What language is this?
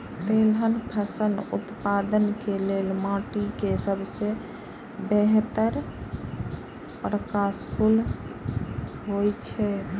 Maithili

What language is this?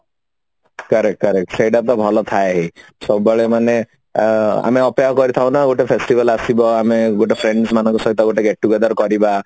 Odia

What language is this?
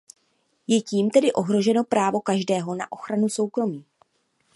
Czech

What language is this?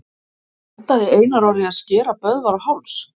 Icelandic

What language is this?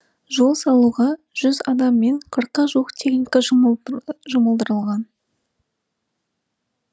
Kazakh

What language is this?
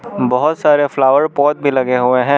Hindi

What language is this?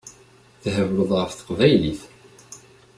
Kabyle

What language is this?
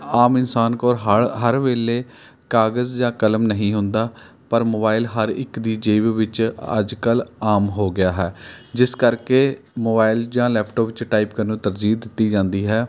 Punjabi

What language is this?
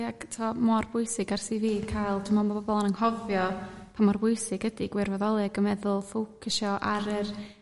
Welsh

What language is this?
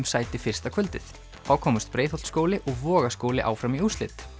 Icelandic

